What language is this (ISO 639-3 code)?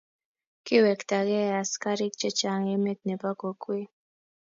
kln